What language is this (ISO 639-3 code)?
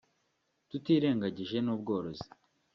kin